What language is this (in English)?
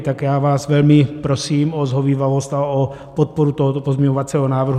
Czech